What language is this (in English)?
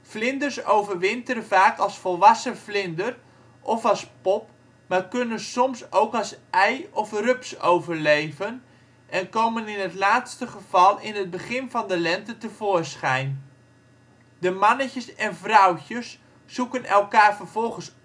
Dutch